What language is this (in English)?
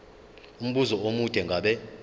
Zulu